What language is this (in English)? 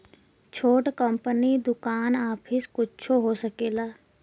Bhojpuri